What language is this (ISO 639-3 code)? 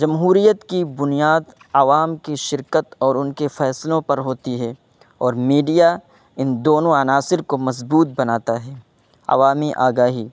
urd